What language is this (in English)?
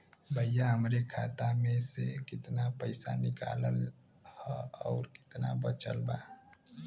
Bhojpuri